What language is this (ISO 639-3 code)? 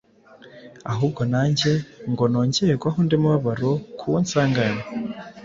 kin